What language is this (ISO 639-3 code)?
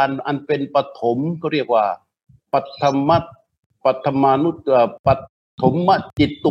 tha